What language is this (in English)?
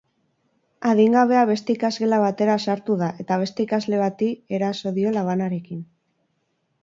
Basque